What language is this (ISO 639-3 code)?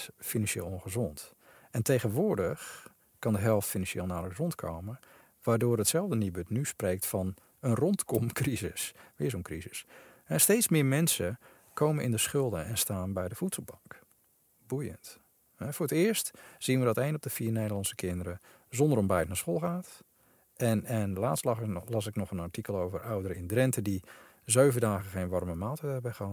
nld